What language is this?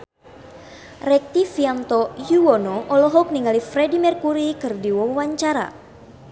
Sundanese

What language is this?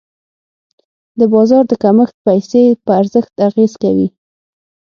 Pashto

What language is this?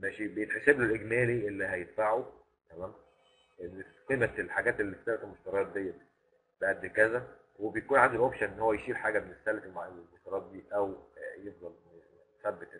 Arabic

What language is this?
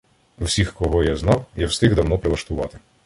Ukrainian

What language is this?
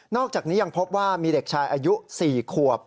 Thai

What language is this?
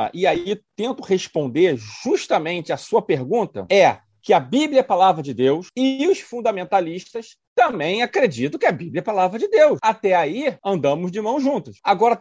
Portuguese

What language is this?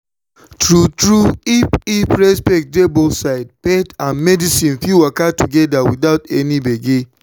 Nigerian Pidgin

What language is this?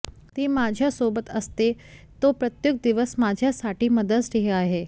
Marathi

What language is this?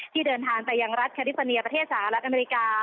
Thai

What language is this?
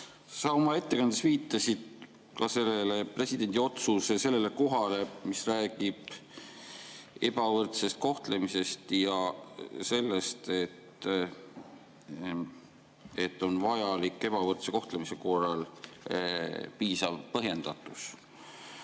Estonian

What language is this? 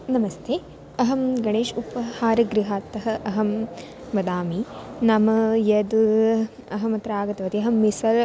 Sanskrit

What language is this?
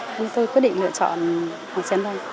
Vietnamese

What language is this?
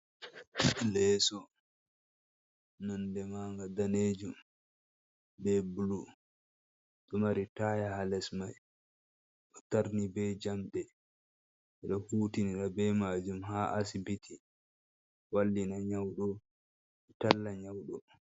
Fula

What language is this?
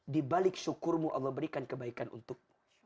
Indonesian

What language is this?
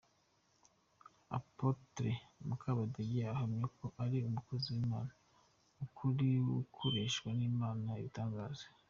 Kinyarwanda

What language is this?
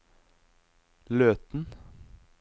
Norwegian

